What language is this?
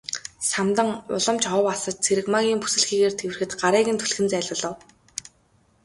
Mongolian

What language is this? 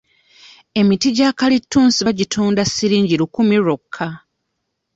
Ganda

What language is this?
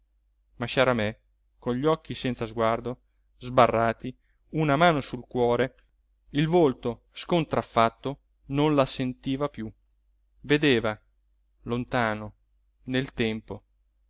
Italian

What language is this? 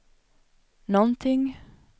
Swedish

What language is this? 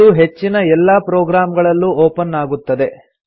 Kannada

